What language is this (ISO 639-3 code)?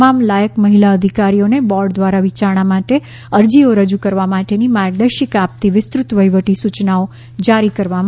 guj